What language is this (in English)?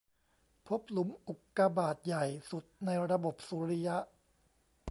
Thai